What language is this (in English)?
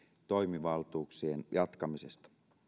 Finnish